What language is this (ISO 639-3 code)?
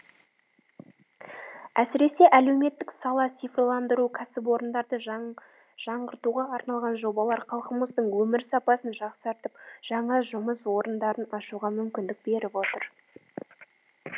kaz